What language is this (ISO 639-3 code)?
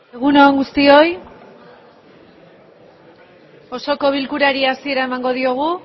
eus